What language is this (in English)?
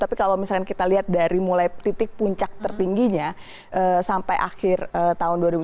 Indonesian